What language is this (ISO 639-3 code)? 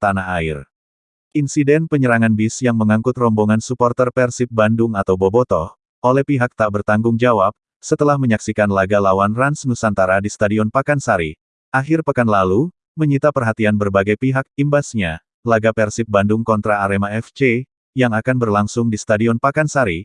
ind